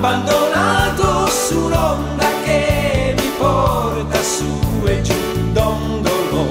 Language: Italian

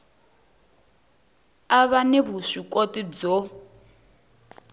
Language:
Tsonga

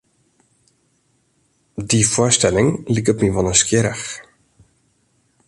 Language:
Western Frisian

